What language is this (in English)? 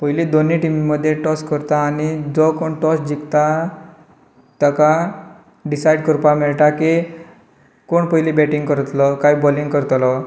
Konkani